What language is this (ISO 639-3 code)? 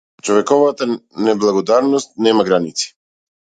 mkd